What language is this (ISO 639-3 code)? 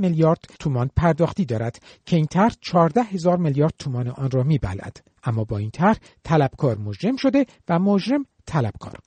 fas